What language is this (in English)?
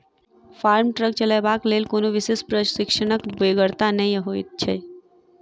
Maithili